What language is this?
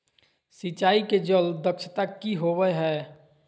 Magahi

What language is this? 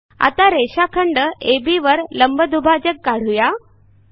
Marathi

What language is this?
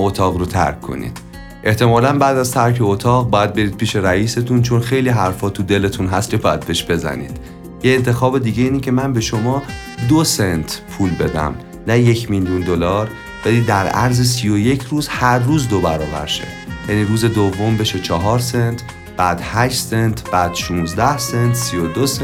Persian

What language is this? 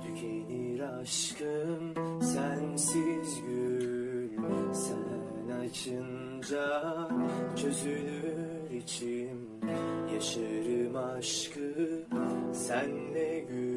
Turkish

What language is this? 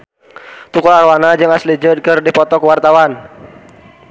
Sundanese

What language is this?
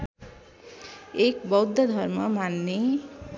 Nepali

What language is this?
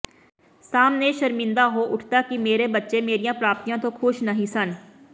Punjabi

